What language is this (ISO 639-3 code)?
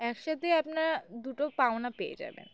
ben